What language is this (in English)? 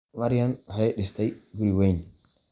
Somali